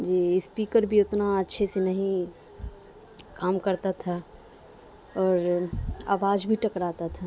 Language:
Urdu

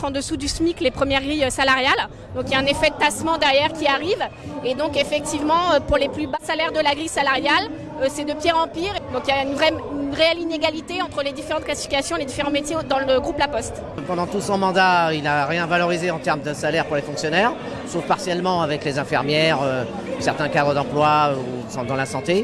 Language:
French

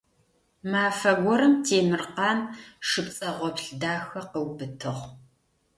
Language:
Adyghe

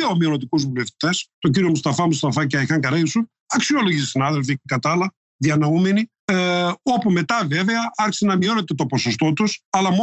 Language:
Greek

